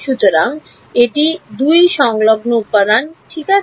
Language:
Bangla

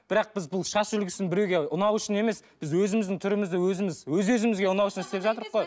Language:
Kazakh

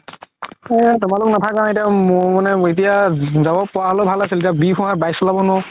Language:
Assamese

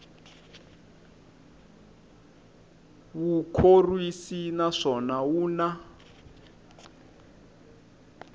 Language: Tsonga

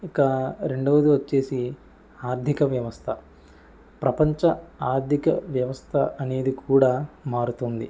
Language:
Telugu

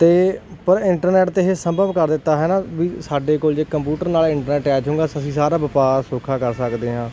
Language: Punjabi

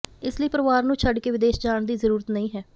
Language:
Punjabi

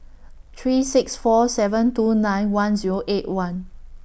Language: English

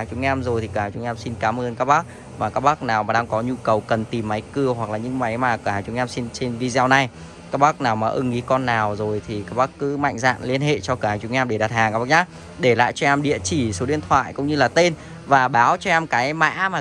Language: Vietnamese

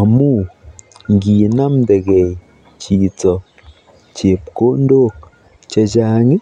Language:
Kalenjin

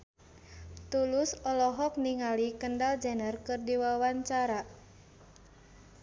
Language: Sundanese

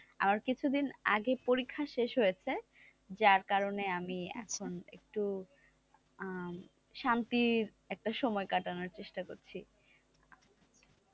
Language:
Bangla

